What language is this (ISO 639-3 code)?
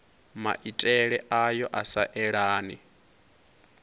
ven